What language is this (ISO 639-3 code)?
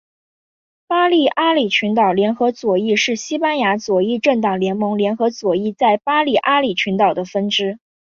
zho